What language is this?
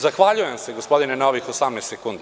Serbian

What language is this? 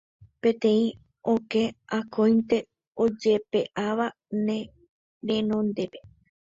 Guarani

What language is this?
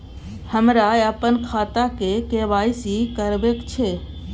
Maithili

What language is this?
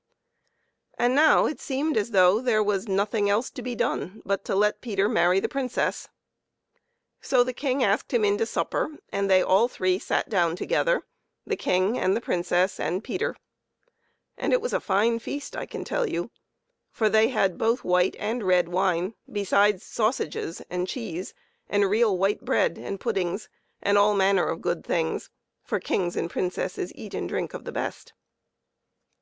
English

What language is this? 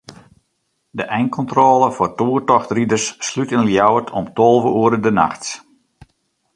Western Frisian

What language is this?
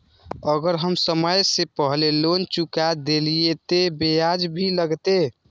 Maithili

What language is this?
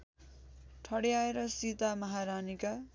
Nepali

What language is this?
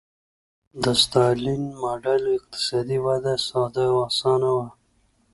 Pashto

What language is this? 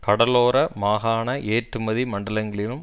Tamil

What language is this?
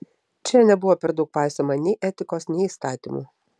Lithuanian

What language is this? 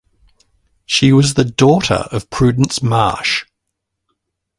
English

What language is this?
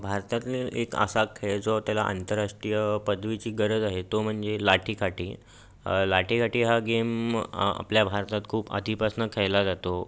Marathi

